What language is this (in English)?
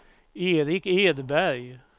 Swedish